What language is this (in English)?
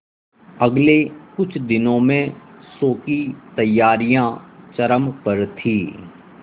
Hindi